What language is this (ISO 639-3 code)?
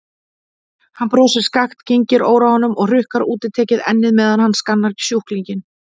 isl